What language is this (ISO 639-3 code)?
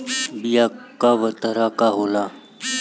bho